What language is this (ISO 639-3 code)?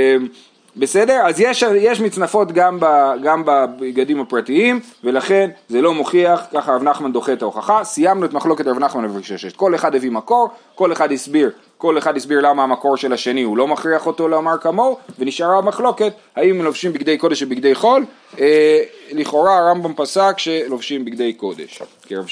heb